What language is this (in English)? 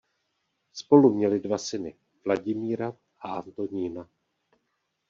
Czech